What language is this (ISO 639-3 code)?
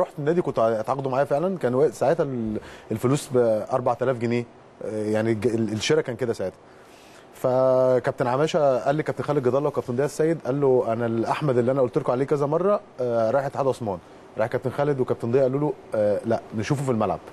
ara